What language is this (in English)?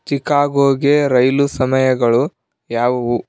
Kannada